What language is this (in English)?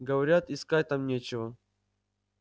Russian